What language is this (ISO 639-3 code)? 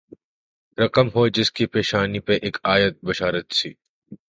urd